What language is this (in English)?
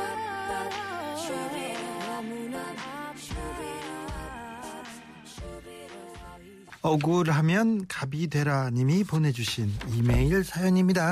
Korean